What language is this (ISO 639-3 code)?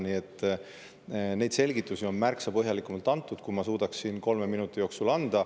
est